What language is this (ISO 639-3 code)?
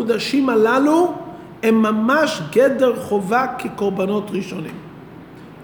heb